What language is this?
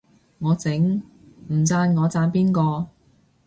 Cantonese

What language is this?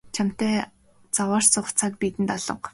Mongolian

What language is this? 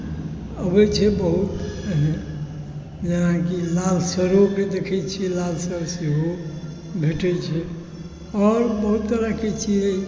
Maithili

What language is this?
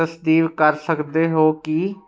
Punjabi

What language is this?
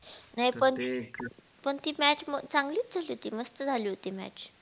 Marathi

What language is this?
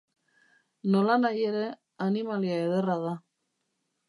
Basque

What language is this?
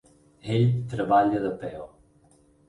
Catalan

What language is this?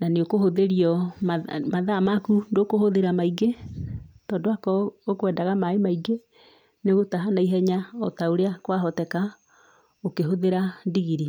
Kikuyu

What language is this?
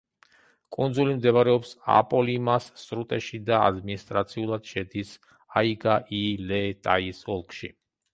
Georgian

